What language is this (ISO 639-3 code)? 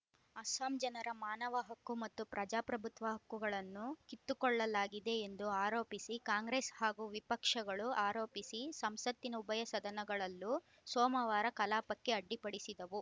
kan